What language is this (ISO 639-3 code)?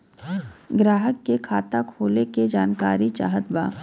bho